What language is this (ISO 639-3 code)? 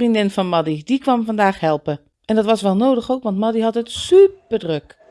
nld